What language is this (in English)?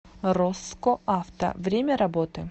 Russian